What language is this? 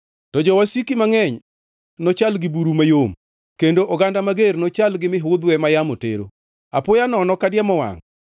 Luo (Kenya and Tanzania)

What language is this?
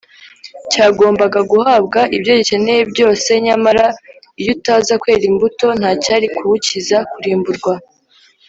Kinyarwanda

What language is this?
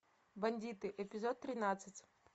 Russian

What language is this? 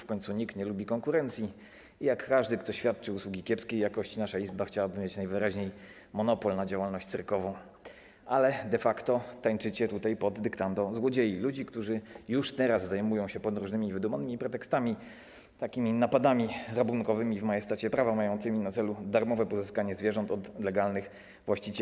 Polish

